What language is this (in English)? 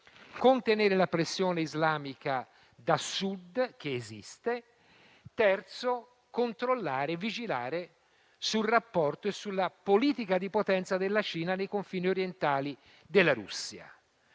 Italian